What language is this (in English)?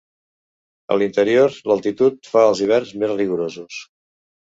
Catalan